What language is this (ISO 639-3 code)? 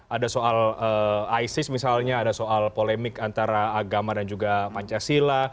ind